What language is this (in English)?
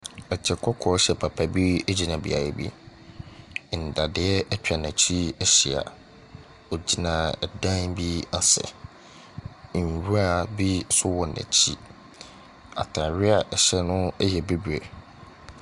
Akan